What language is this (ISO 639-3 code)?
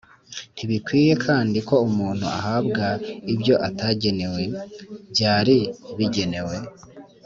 kin